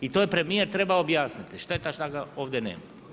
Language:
Croatian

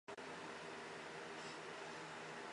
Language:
Chinese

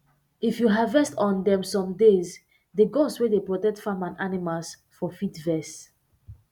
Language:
Nigerian Pidgin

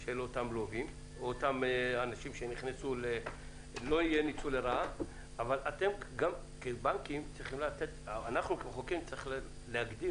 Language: Hebrew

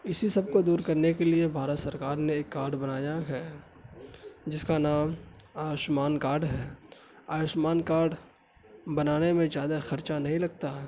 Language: Urdu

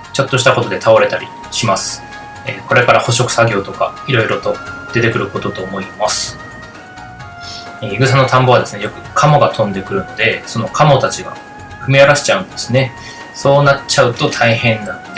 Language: Japanese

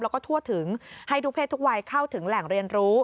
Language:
Thai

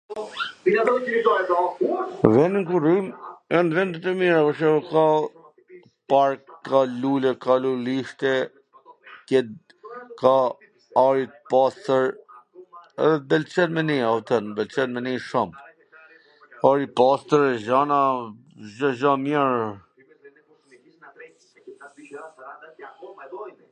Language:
Gheg Albanian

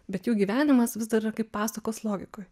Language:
Lithuanian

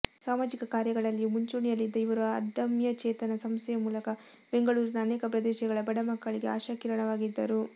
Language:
Kannada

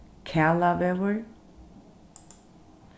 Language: Faroese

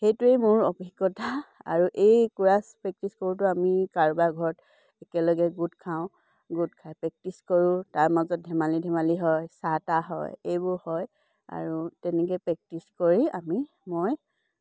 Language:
Assamese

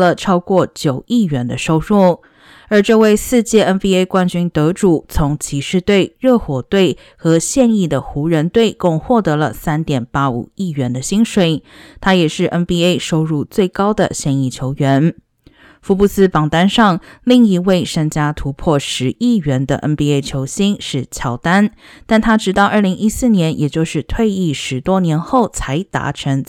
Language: Chinese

